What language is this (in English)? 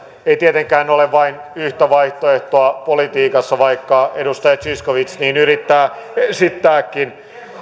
Finnish